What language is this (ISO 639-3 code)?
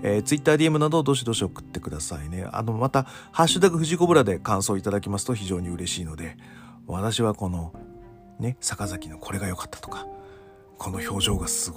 jpn